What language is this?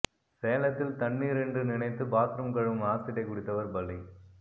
Tamil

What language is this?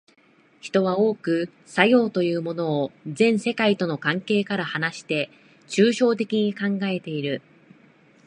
Japanese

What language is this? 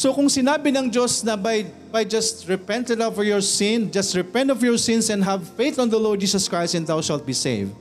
Filipino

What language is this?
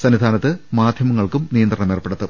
Malayalam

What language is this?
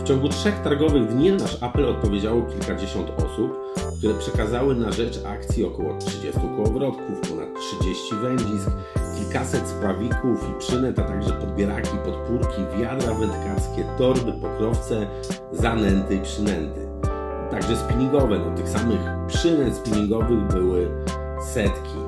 Polish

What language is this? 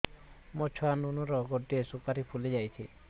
Odia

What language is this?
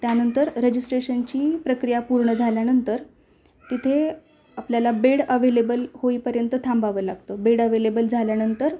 Marathi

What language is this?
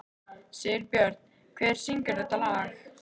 Icelandic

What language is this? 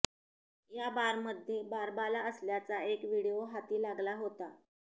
Marathi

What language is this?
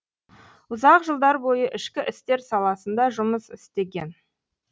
Kazakh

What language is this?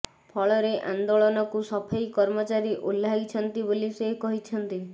Odia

